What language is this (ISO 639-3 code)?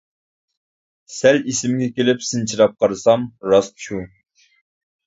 uig